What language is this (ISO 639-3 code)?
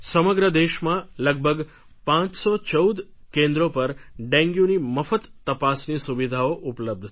guj